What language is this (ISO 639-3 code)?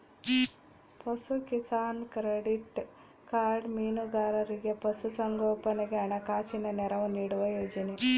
kan